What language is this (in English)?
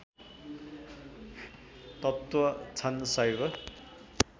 Nepali